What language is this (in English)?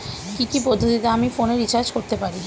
Bangla